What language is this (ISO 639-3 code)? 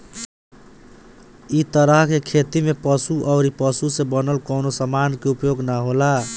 bho